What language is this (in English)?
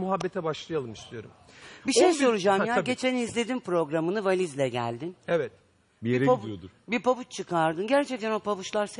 Turkish